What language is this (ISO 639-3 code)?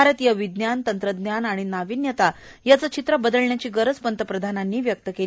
mar